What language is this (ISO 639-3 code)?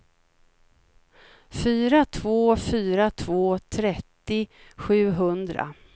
swe